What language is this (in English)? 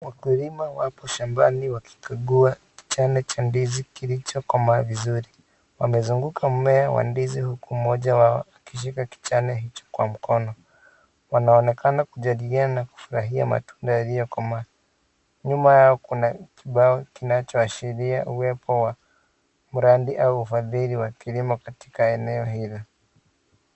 Swahili